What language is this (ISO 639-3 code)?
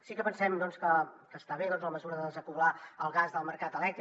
cat